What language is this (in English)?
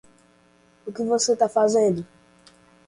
Portuguese